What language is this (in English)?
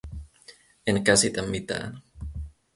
Finnish